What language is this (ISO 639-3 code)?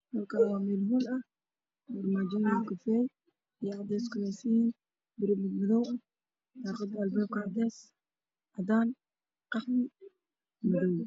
som